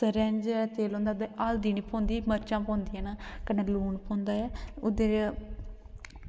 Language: Dogri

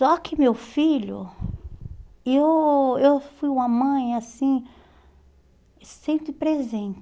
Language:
Portuguese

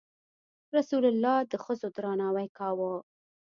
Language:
Pashto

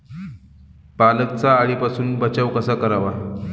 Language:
Marathi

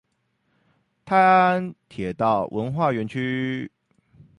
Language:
Chinese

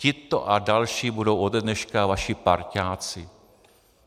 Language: Czech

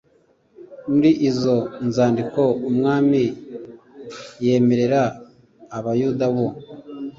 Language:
Kinyarwanda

